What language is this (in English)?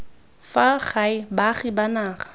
Tswana